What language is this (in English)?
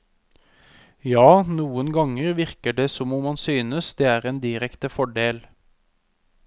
Norwegian